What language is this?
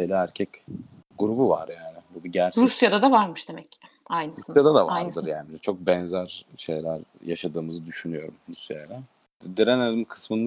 Turkish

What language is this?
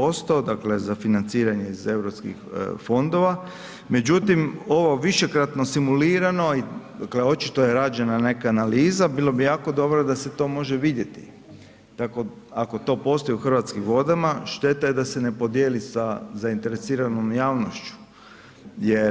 Croatian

